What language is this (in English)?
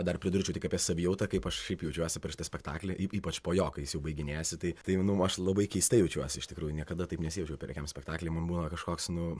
Lithuanian